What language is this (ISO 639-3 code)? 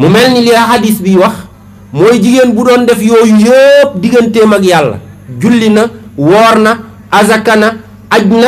ind